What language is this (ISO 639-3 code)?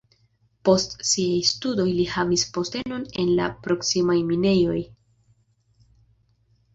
epo